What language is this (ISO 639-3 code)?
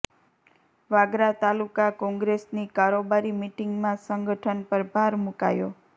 guj